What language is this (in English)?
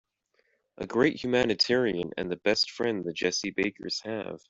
English